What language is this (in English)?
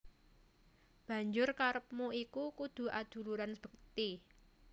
Javanese